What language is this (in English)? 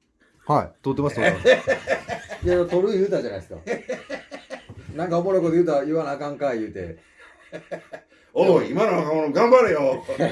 Japanese